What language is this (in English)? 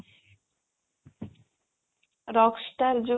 Odia